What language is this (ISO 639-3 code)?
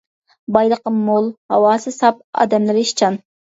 uig